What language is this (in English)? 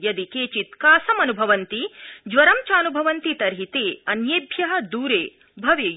Sanskrit